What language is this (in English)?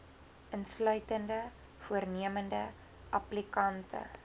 Afrikaans